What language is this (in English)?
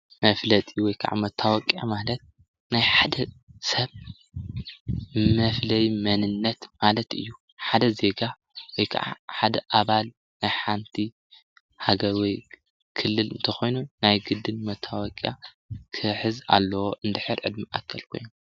Tigrinya